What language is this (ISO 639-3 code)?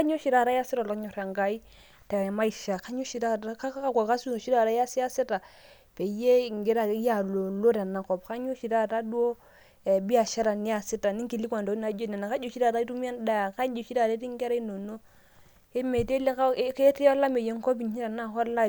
mas